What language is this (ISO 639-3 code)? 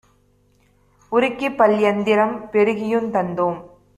tam